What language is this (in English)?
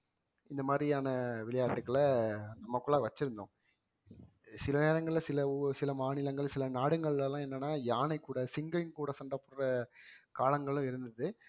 Tamil